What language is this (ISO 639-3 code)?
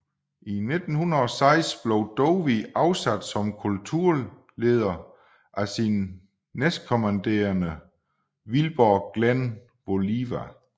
dan